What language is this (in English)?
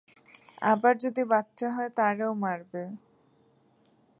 Bangla